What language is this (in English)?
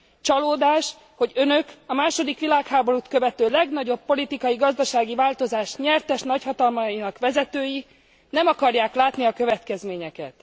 Hungarian